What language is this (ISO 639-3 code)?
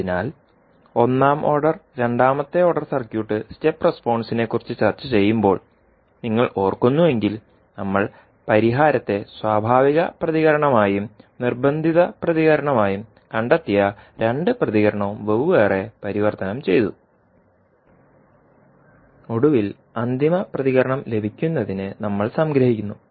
mal